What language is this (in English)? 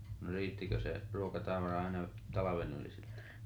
Finnish